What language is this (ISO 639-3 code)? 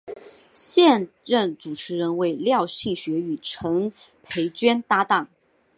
zho